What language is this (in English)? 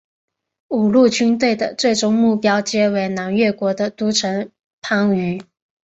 Chinese